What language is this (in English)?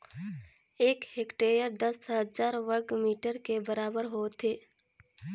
Chhattisgarhi